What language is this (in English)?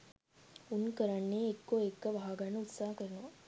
Sinhala